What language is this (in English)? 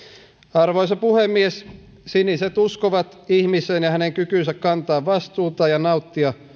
Finnish